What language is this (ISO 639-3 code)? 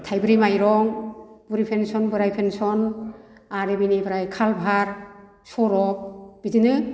brx